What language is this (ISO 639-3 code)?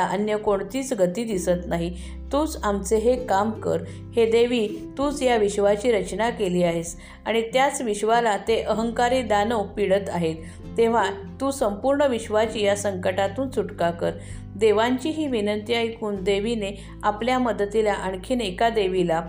mar